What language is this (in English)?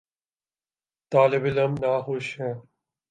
Urdu